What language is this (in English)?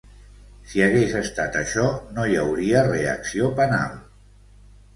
Catalan